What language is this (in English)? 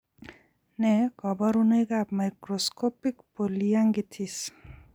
Kalenjin